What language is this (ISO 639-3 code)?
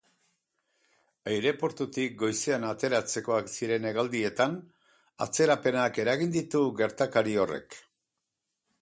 eus